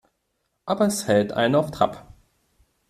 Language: German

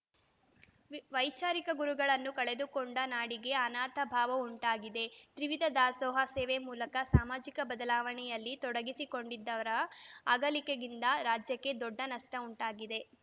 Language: Kannada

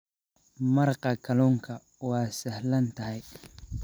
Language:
Somali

